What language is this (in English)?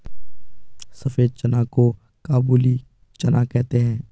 Hindi